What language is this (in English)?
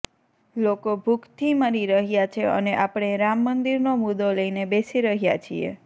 Gujarati